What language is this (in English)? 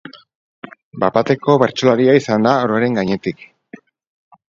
Basque